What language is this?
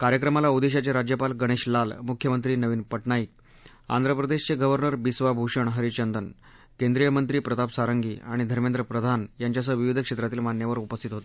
Marathi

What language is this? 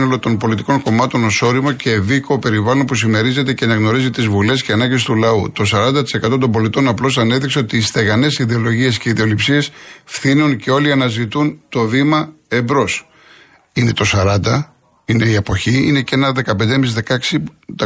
Greek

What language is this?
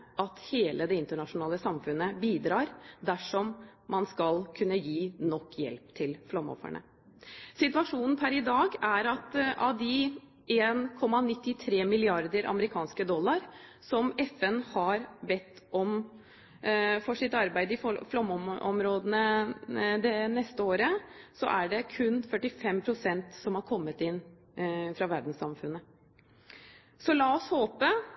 Norwegian Bokmål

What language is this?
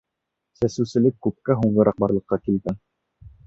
Bashkir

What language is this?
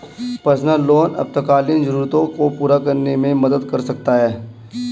Hindi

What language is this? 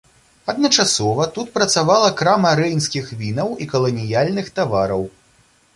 Belarusian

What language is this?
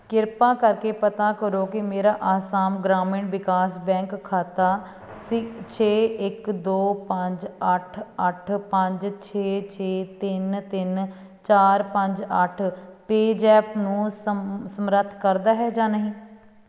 Punjabi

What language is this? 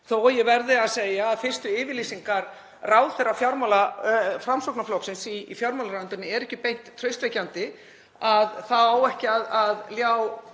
Icelandic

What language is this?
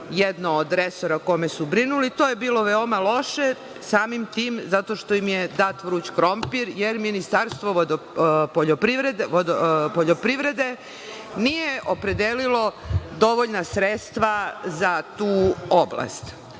Serbian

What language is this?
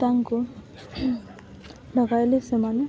Odia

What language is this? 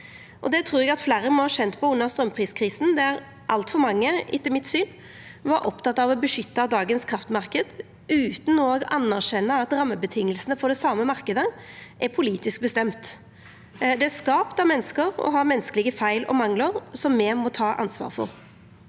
Norwegian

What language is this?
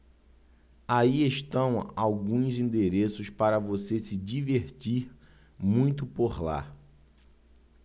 Portuguese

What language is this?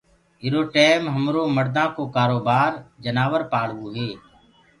Gurgula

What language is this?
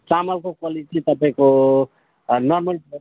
Nepali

